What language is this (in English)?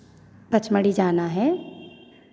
Hindi